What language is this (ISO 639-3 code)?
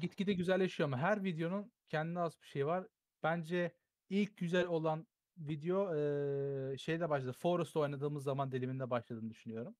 tur